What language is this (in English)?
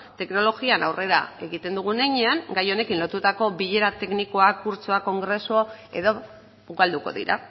Basque